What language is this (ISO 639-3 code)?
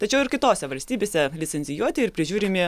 lit